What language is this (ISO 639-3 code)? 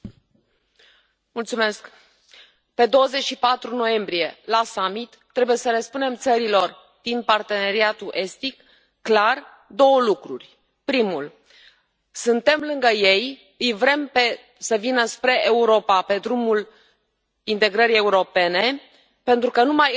ron